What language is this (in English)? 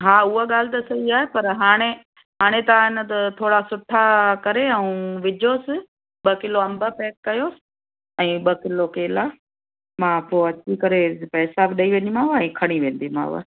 Sindhi